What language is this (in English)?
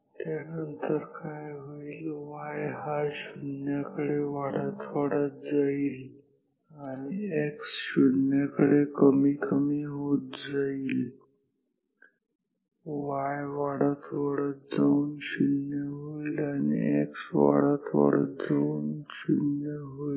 Marathi